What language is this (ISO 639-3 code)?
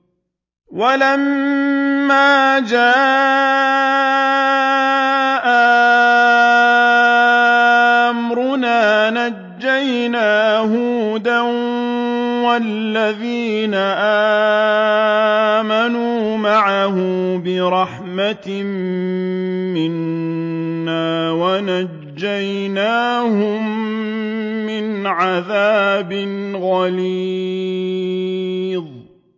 ara